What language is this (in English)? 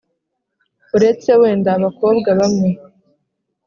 Kinyarwanda